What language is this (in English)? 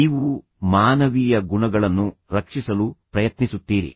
Kannada